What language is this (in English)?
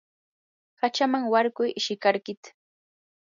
Yanahuanca Pasco Quechua